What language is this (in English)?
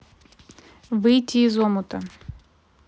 Russian